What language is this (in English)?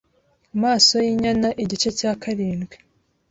Kinyarwanda